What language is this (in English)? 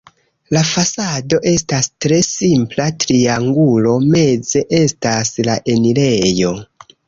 Esperanto